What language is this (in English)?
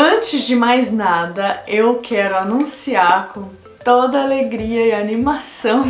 Portuguese